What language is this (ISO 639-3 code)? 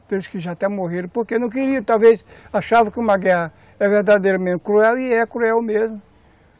por